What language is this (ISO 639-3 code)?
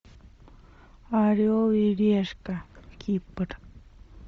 rus